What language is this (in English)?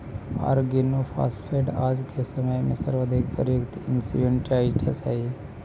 Magahi